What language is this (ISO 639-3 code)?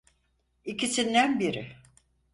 tur